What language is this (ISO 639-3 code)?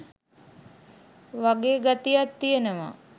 sin